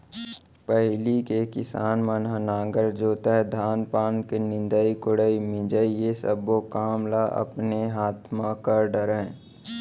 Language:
Chhattisgarhi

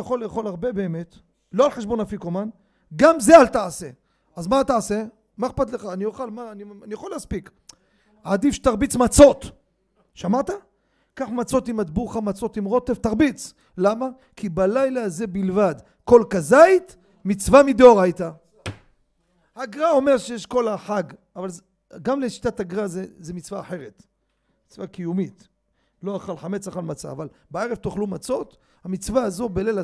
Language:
Hebrew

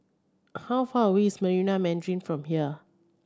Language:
English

